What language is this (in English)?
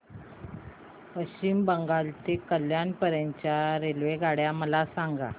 Marathi